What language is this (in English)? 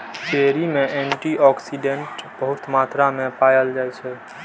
Maithili